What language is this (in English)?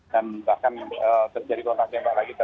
Indonesian